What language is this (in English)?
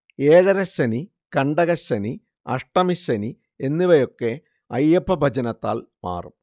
Malayalam